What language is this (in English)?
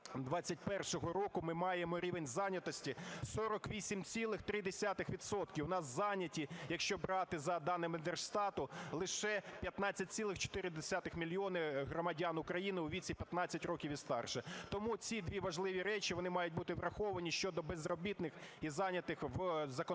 Ukrainian